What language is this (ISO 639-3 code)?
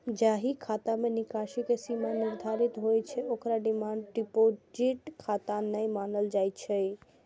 mai